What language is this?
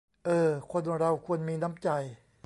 Thai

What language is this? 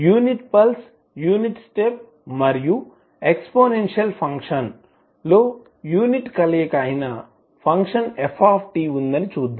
Telugu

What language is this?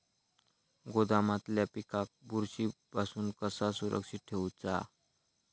Marathi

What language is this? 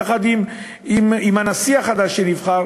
Hebrew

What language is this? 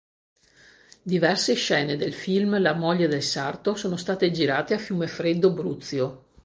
Italian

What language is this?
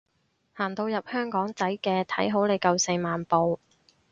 Cantonese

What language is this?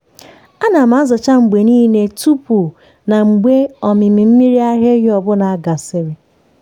Igbo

